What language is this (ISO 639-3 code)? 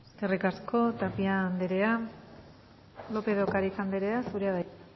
eus